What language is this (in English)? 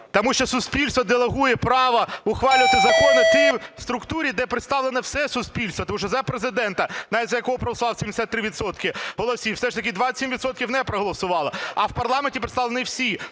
Ukrainian